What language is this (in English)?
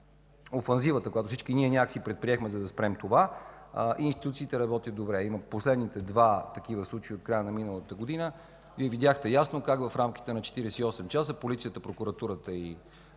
Bulgarian